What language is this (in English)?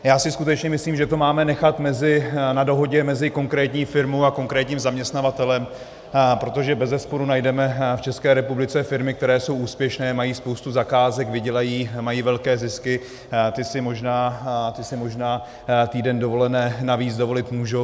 Czech